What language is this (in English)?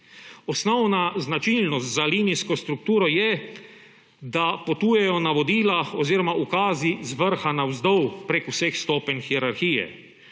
Slovenian